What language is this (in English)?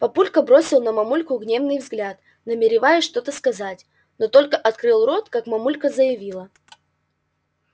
Russian